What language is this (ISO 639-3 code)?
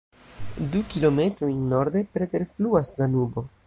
epo